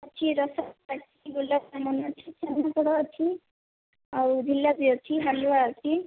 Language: Odia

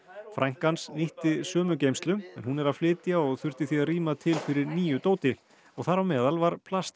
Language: Icelandic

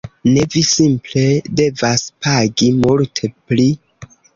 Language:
Esperanto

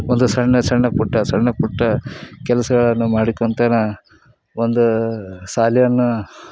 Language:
Kannada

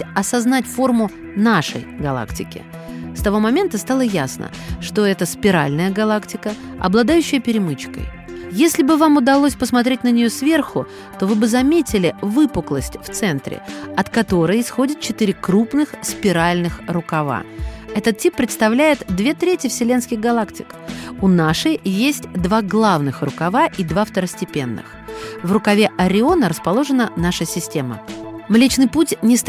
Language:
Russian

